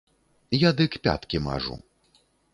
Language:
Belarusian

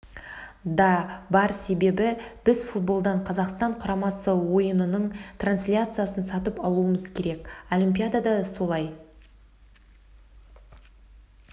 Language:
Kazakh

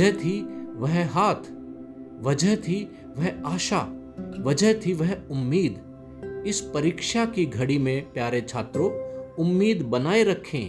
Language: Hindi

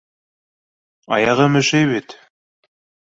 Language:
Bashkir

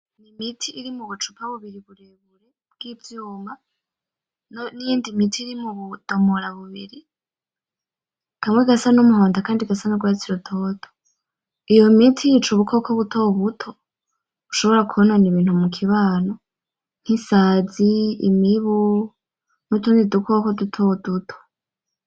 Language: Rundi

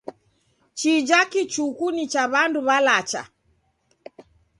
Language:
Taita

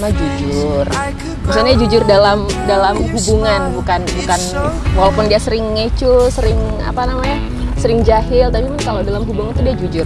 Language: Indonesian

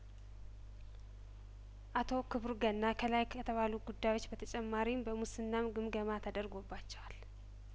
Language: Amharic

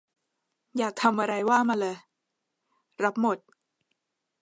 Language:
Thai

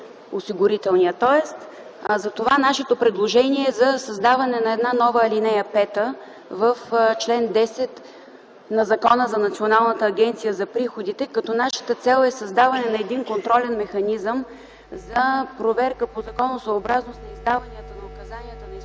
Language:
Bulgarian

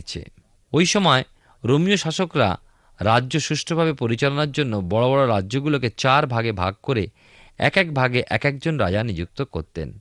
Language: Bangla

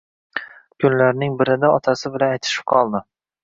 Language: Uzbek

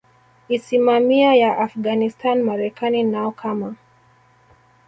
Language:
Swahili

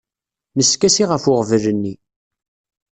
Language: Kabyle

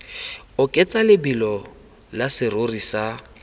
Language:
Tswana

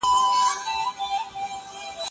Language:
Pashto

